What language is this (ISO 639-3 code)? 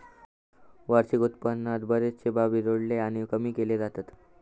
mar